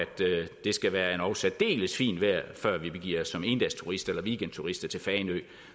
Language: Danish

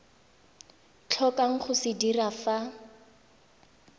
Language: Tswana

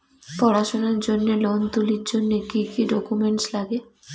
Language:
Bangla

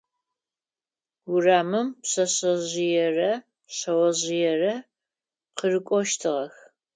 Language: Adyghe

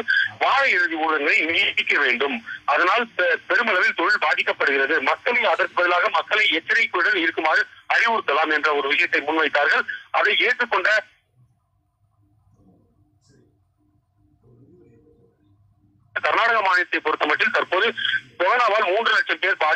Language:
Romanian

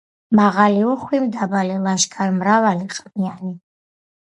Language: Georgian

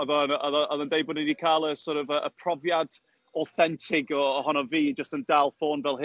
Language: Welsh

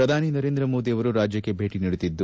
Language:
Kannada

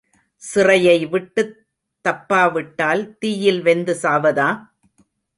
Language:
Tamil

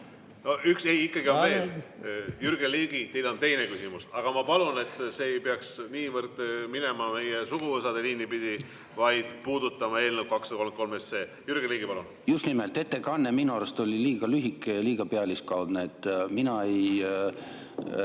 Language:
Estonian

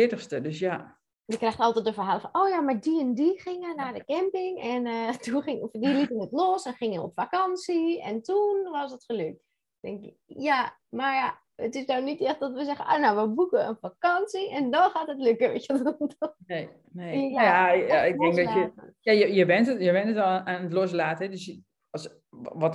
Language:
Dutch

